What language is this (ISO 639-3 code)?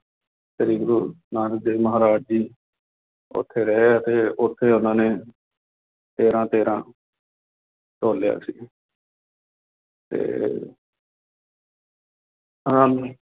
pan